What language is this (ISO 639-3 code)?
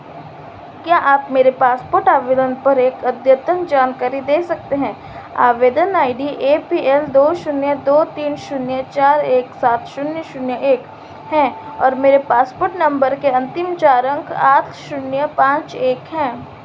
hin